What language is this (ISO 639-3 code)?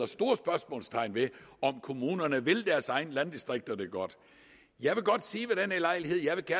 dan